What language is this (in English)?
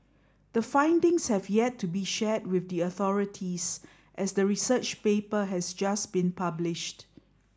English